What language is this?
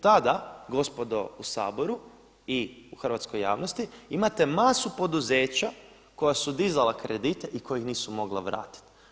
Croatian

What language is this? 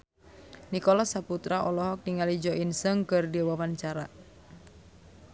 Sundanese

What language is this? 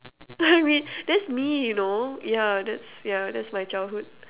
English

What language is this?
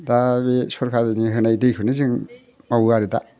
Bodo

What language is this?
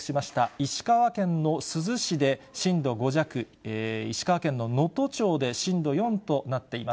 Japanese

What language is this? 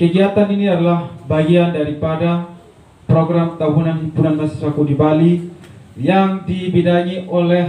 Indonesian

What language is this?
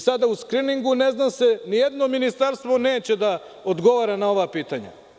Serbian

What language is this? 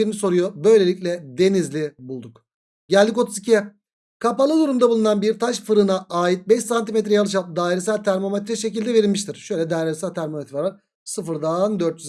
Turkish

